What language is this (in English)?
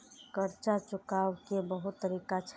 Maithili